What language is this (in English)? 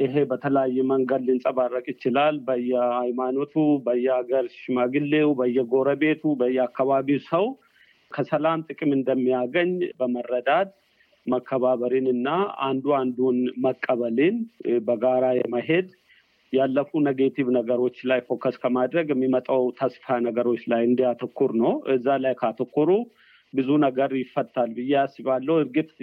Amharic